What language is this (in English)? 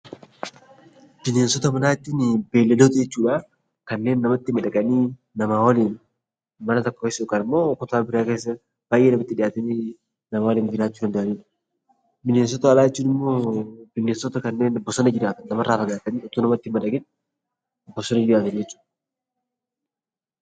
Oromo